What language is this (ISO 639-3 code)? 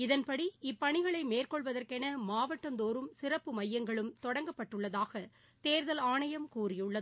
tam